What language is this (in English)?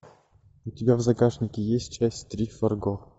Russian